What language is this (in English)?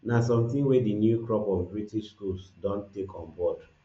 Nigerian Pidgin